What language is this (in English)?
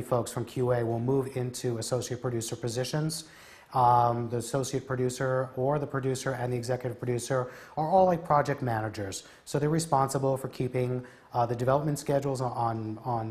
English